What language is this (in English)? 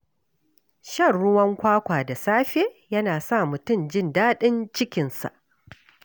Hausa